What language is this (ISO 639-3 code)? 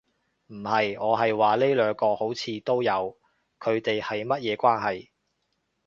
yue